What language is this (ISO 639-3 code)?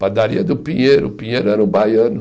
por